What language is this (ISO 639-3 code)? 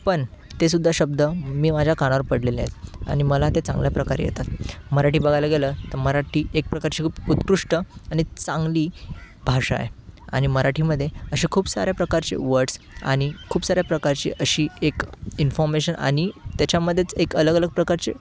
mar